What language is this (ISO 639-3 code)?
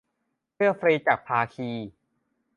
tha